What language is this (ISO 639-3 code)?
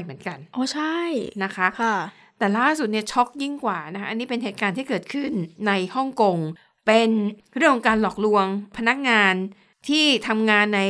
tha